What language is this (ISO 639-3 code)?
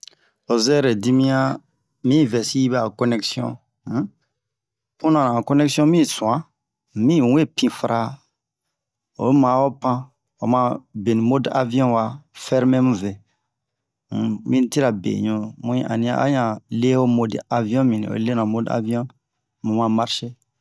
bmq